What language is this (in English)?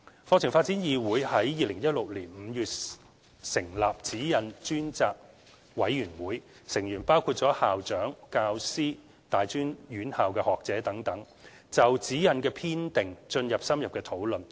Cantonese